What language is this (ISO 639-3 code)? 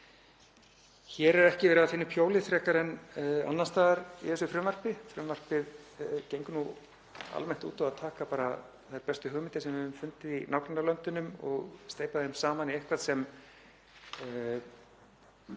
isl